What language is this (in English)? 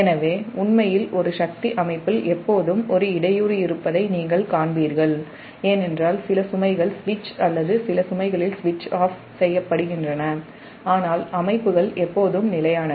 Tamil